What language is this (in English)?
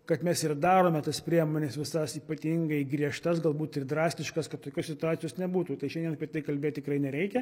Lithuanian